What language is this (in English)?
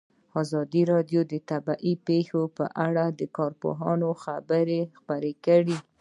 Pashto